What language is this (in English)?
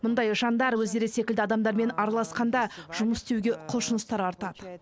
Kazakh